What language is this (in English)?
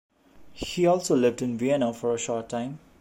English